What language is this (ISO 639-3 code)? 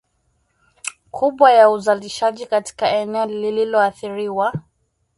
swa